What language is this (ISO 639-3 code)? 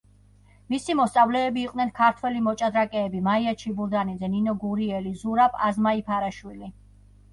kat